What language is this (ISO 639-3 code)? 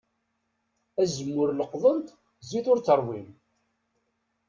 kab